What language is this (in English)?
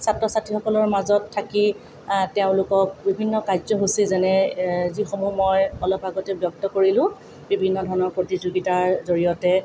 Assamese